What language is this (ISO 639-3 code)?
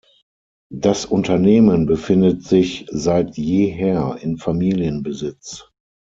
deu